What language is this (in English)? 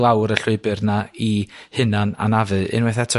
Welsh